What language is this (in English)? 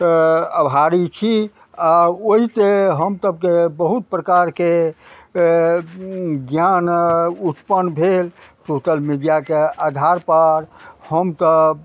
Maithili